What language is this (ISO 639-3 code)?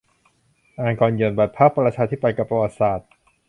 tha